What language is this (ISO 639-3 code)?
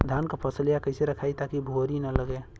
bho